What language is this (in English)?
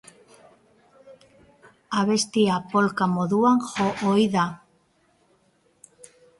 Basque